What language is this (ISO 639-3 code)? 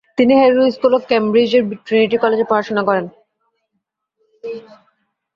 ben